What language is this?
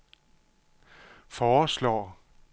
Danish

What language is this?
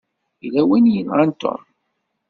Kabyle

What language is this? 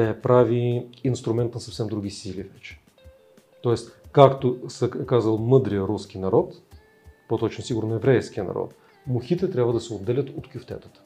Bulgarian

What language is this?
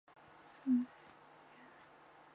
Chinese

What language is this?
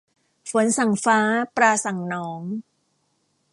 Thai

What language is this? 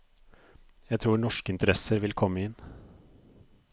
Norwegian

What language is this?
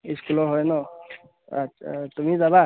Assamese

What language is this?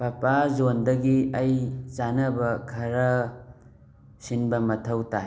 Manipuri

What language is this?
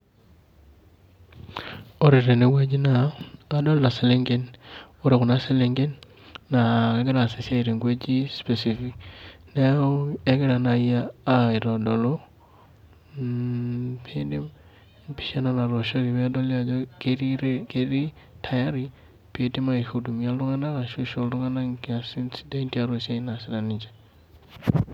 Masai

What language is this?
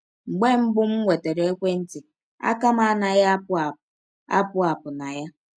Igbo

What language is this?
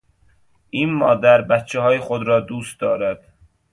Persian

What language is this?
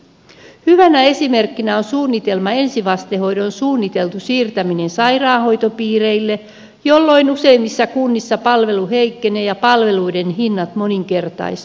Finnish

